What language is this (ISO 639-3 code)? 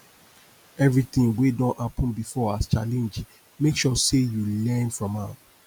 pcm